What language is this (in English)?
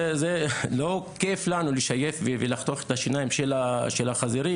Hebrew